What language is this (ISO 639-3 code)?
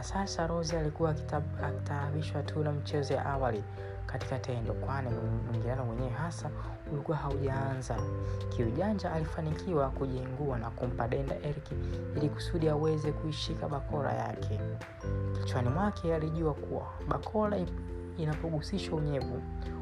swa